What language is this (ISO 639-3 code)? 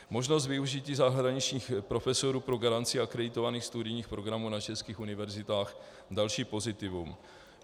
ces